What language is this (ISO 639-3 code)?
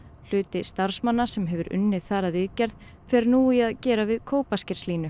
isl